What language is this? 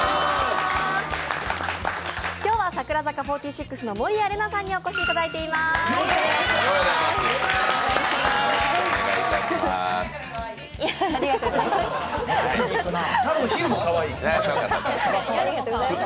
Japanese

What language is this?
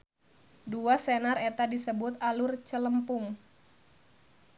Sundanese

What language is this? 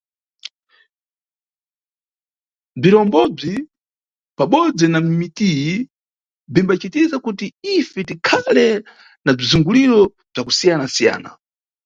Nyungwe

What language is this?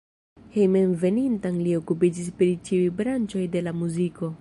Esperanto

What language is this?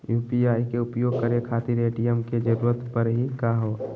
Magahi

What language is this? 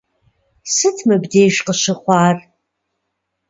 Kabardian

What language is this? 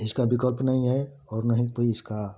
Hindi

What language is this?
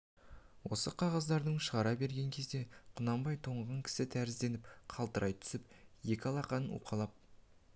Kazakh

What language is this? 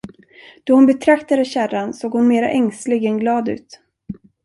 Swedish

